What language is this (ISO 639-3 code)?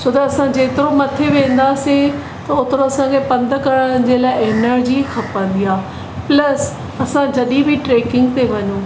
snd